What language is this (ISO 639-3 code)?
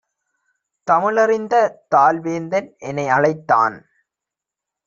tam